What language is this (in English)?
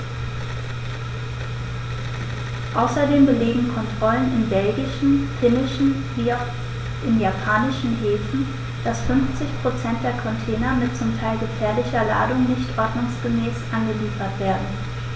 German